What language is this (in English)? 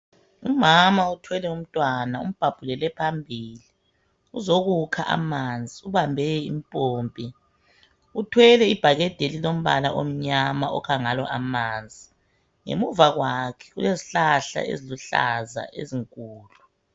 North Ndebele